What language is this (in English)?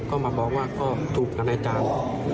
Thai